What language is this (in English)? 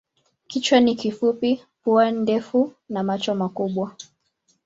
Swahili